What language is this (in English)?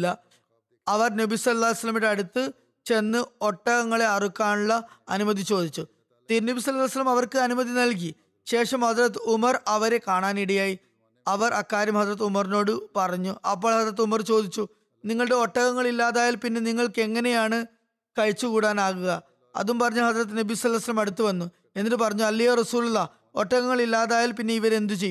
Malayalam